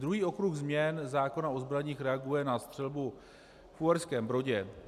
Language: Czech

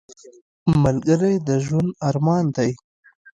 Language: Pashto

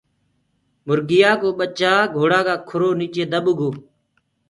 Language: Gurgula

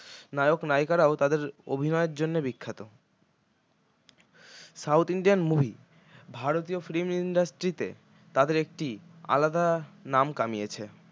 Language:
Bangla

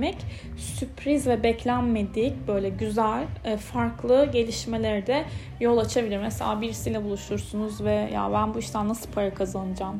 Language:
Turkish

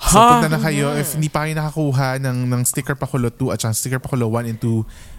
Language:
Filipino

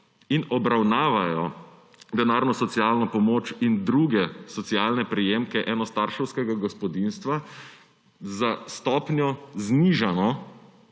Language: Slovenian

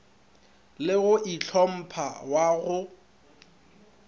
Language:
Northern Sotho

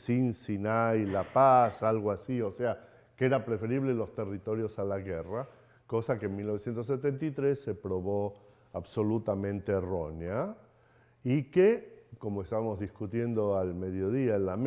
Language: Spanish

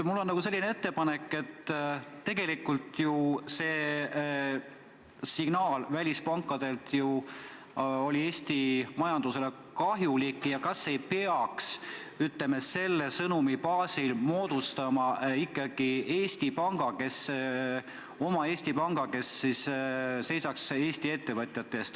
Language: Estonian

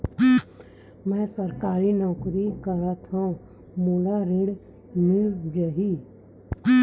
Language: Chhattisgarhi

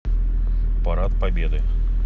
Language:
Russian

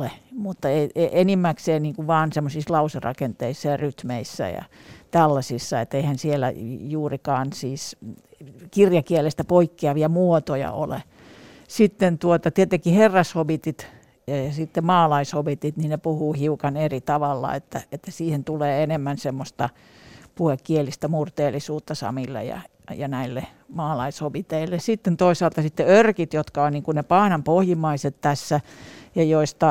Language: Finnish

